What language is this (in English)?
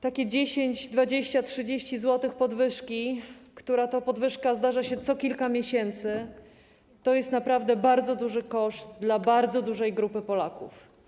Polish